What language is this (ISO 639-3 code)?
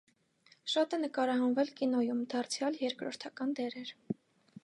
hye